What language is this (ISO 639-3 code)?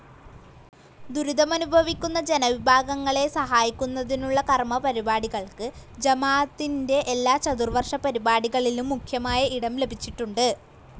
mal